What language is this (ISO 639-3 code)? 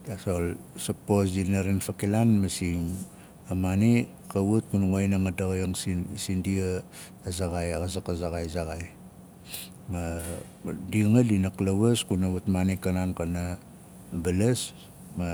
nal